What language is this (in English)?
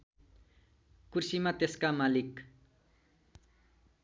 Nepali